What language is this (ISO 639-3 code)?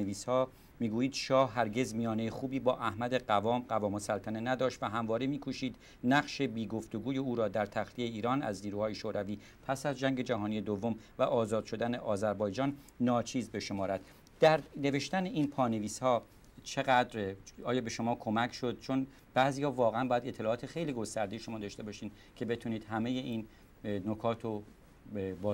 fas